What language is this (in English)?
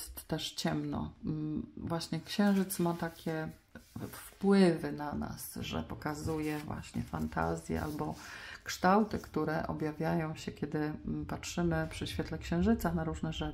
Polish